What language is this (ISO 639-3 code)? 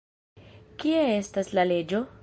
epo